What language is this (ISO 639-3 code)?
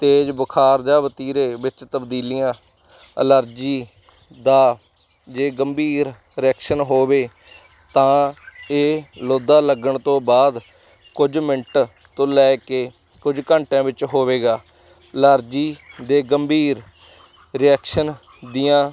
pan